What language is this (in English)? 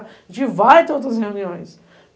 Portuguese